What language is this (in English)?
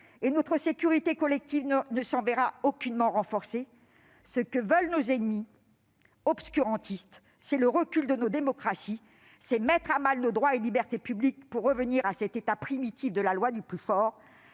French